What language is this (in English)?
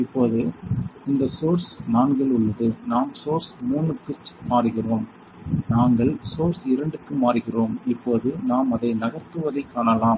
Tamil